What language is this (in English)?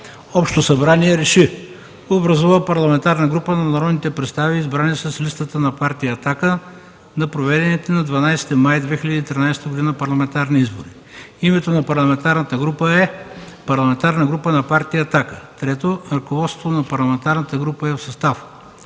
Bulgarian